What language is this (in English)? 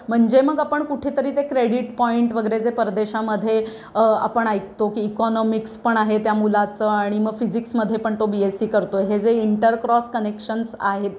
Marathi